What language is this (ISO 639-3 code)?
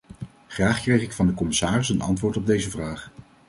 nld